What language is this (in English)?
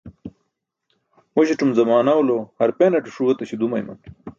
Burushaski